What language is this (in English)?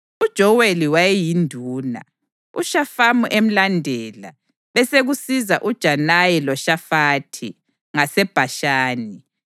North Ndebele